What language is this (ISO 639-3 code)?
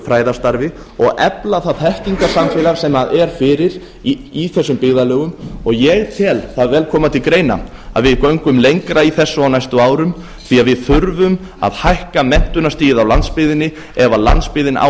isl